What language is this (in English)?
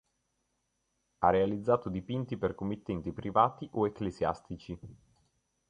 Italian